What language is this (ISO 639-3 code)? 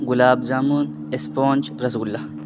urd